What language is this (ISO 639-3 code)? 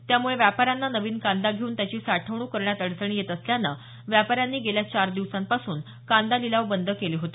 mar